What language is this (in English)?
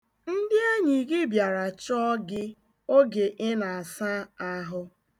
Igbo